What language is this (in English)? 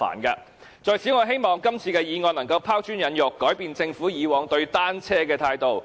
Cantonese